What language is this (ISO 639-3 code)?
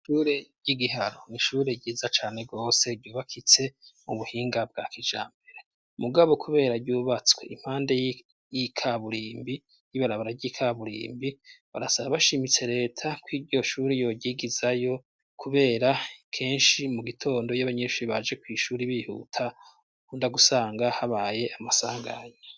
run